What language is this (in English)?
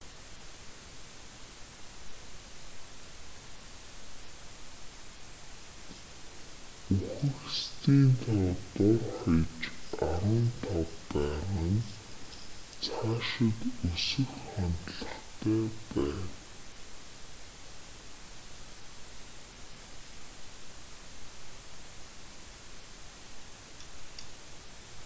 Mongolian